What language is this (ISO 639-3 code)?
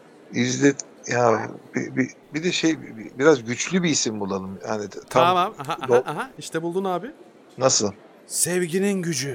tur